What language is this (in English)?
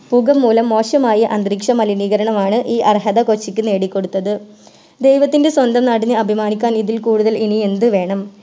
Malayalam